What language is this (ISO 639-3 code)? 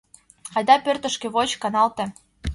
chm